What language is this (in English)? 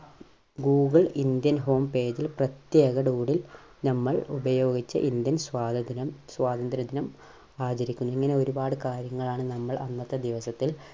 Malayalam